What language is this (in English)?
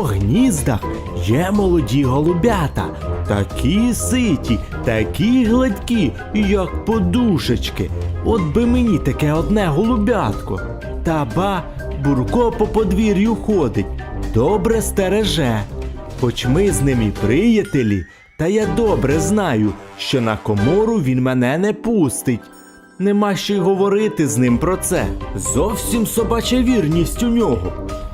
Ukrainian